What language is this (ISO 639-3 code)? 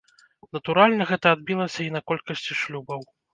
bel